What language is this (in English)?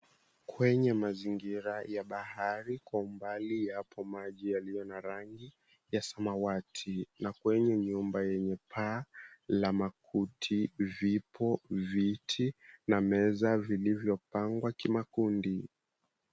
Swahili